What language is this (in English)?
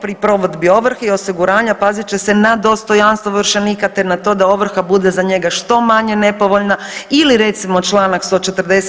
Croatian